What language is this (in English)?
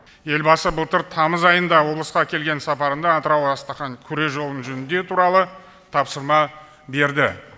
Kazakh